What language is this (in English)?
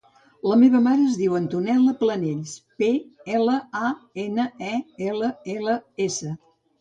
Catalan